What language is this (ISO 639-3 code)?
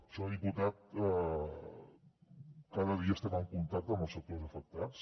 cat